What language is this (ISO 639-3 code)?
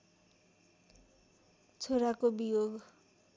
nep